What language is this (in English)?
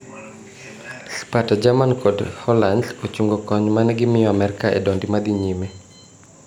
Luo (Kenya and Tanzania)